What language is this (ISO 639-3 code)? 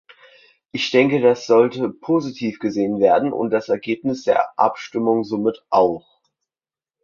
deu